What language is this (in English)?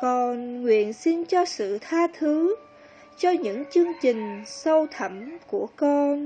Vietnamese